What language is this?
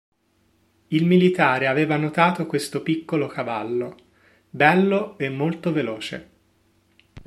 Italian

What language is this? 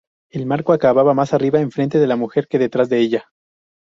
Spanish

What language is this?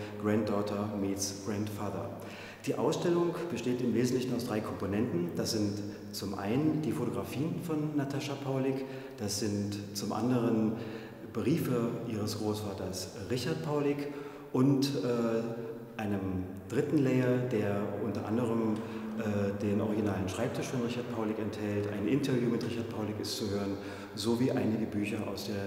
German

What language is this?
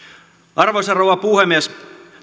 Finnish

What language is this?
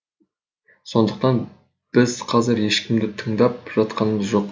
Kazakh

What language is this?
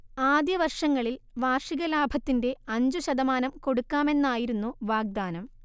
Malayalam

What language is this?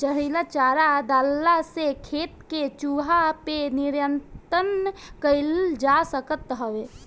Bhojpuri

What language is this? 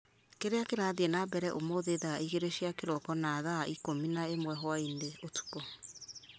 Kikuyu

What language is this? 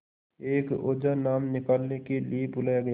Hindi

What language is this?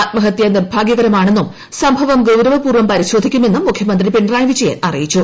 Malayalam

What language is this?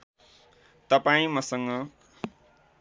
Nepali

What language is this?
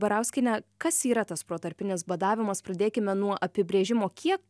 Lithuanian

